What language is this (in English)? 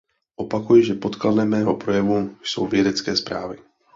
Czech